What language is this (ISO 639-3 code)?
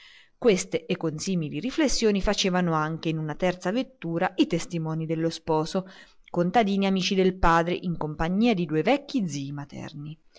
ita